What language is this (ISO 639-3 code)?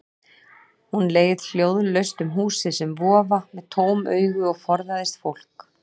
isl